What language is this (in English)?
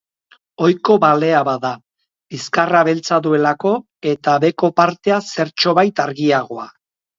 Basque